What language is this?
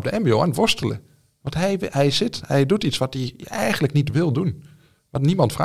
Dutch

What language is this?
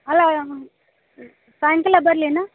Kannada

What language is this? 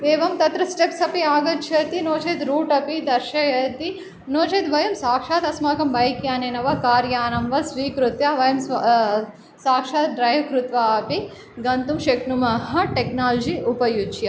Sanskrit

